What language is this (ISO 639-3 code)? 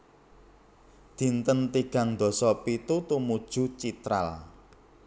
jav